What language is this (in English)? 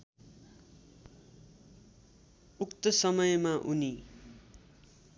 Nepali